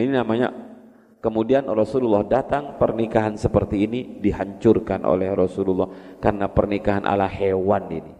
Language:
Indonesian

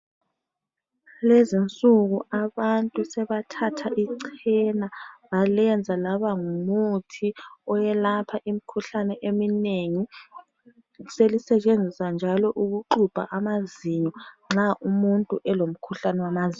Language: North Ndebele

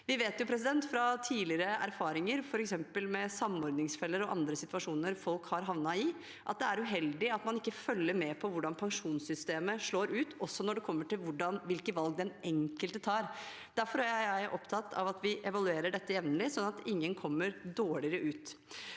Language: Norwegian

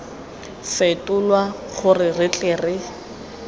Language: Tswana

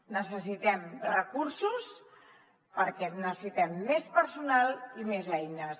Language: Catalan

